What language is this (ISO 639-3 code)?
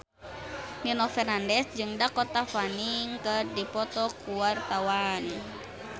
sun